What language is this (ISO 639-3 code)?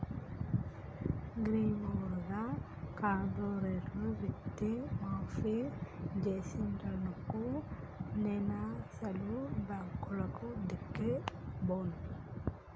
tel